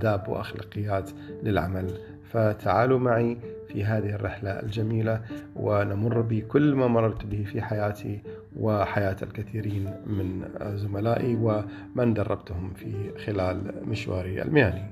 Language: Arabic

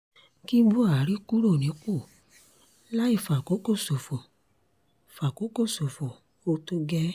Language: Yoruba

